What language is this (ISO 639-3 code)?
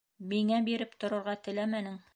bak